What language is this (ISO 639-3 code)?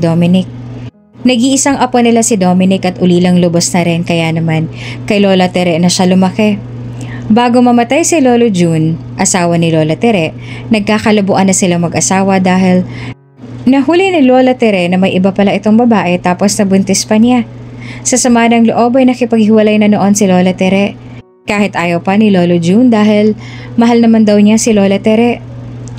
fil